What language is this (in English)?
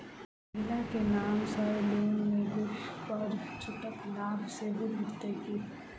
Maithili